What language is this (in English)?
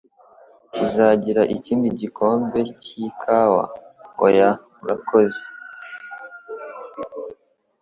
Kinyarwanda